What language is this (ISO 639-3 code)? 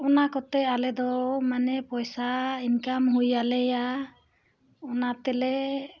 sat